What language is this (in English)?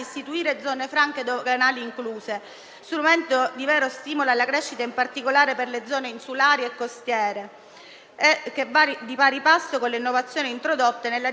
Italian